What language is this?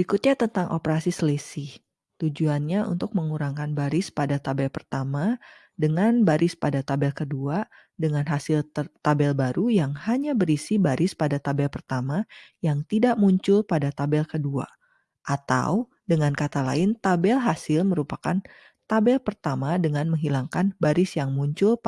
Indonesian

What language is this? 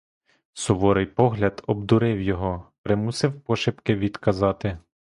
Ukrainian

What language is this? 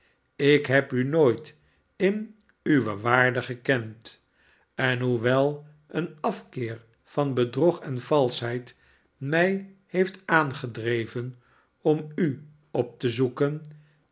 Dutch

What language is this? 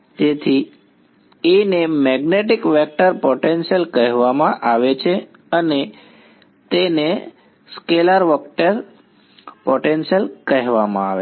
Gujarati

